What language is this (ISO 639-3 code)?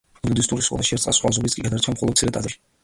kat